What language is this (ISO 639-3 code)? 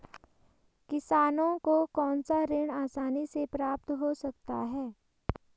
hin